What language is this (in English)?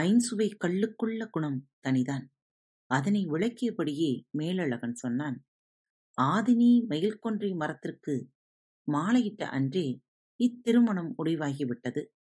Tamil